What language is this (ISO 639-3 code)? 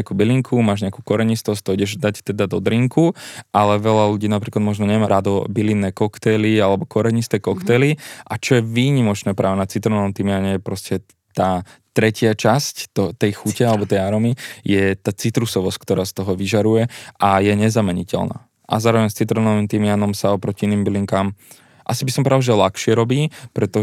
slk